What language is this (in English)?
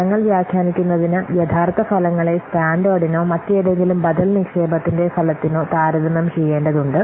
Malayalam